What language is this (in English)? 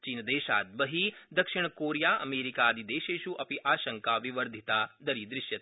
Sanskrit